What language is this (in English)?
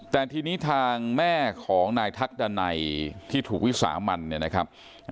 Thai